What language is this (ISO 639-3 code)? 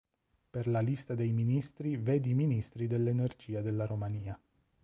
ita